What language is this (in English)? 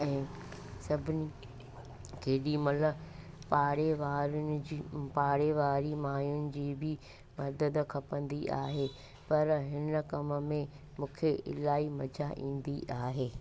Sindhi